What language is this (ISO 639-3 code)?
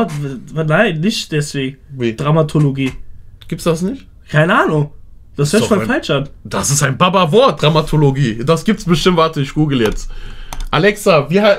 deu